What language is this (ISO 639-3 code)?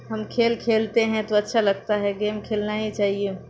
urd